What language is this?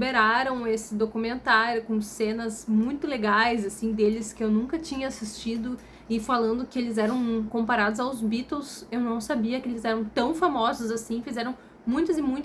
Portuguese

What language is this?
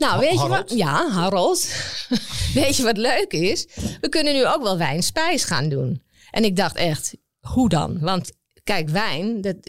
Dutch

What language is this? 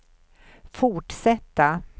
Swedish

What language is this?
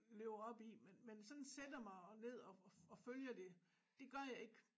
Danish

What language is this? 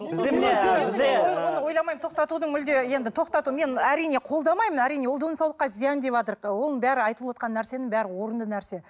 Kazakh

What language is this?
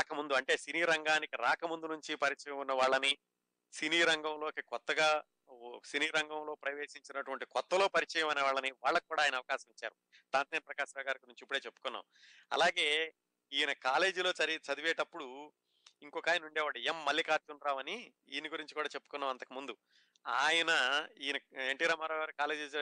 Telugu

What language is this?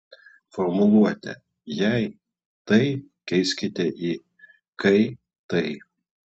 Lithuanian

